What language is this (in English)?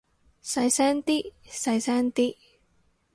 Cantonese